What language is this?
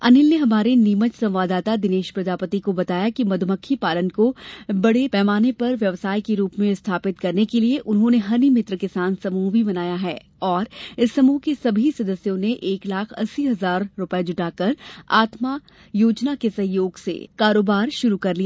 Hindi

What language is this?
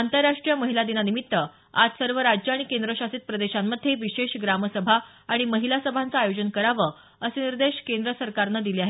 Marathi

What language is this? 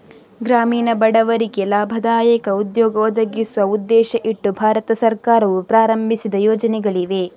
Kannada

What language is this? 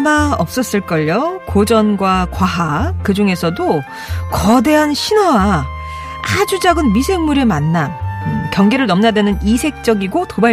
Korean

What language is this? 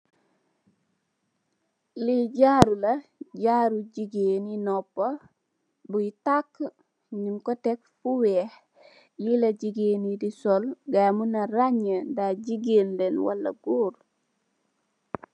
Wolof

